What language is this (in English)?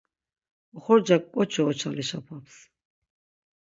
Laz